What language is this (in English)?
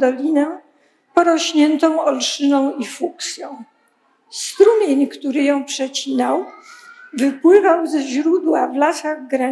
Polish